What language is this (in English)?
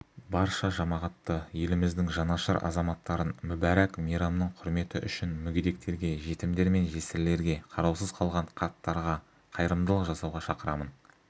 Kazakh